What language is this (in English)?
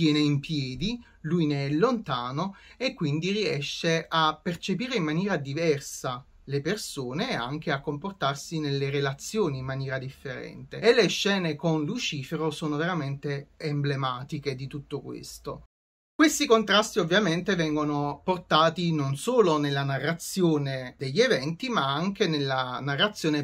Italian